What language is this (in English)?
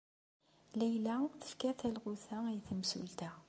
Kabyle